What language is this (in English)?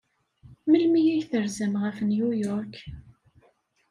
Kabyle